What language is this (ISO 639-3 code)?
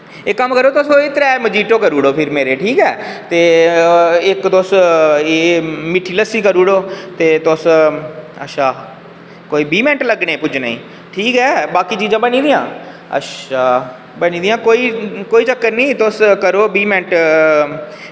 doi